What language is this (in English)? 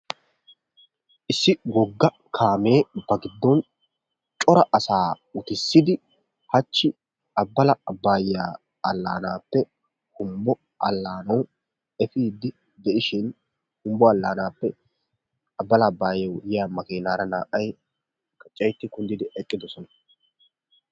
Wolaytta